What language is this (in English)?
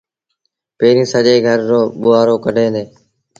Sindhi Bhil